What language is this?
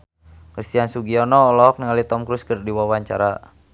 Sundanese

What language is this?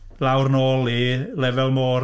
Welsh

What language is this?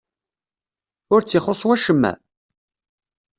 Kabyle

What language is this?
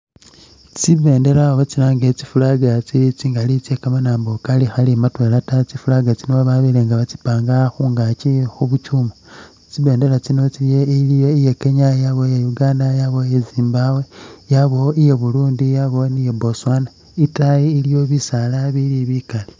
Masaaba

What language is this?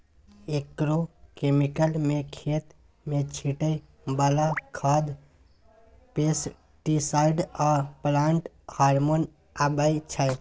Maithili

